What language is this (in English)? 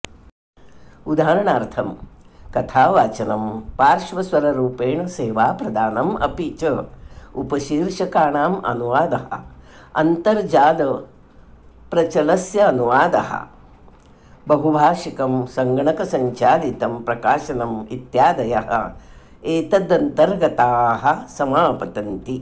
Sanskrit